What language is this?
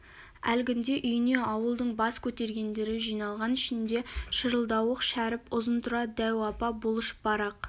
Kazakh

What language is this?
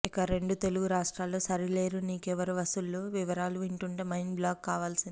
Telugu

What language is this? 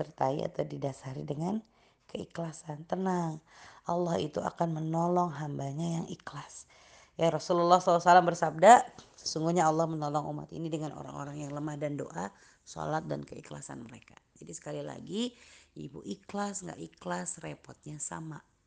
Indonesian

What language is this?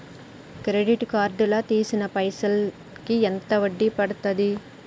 Telugu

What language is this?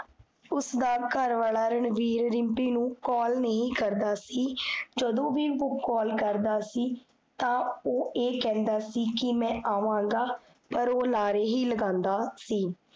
Punjabi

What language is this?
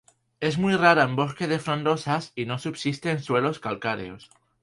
Spanish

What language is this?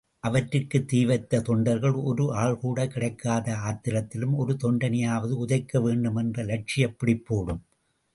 Tamil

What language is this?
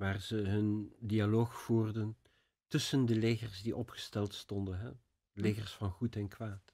Dutch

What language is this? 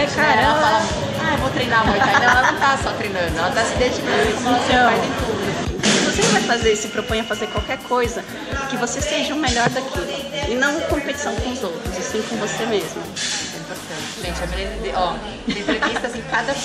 Portuguese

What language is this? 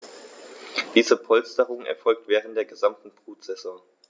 German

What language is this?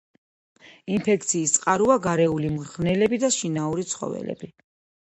Georgian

